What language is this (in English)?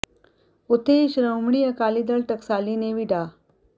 Punjabi